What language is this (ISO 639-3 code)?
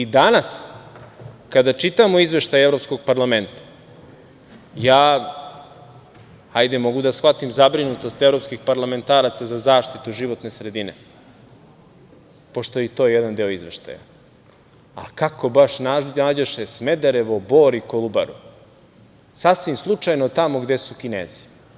srp